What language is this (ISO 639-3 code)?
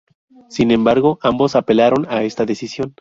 spa